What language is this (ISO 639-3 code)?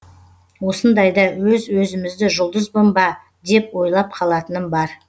kaz